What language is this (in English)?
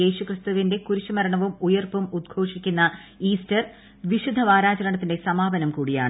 Malayalam